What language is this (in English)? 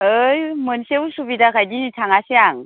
Bodo